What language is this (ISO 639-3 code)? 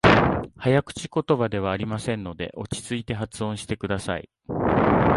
jpn